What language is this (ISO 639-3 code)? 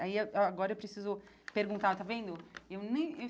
por